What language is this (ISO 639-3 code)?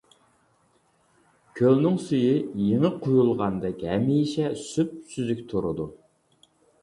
uig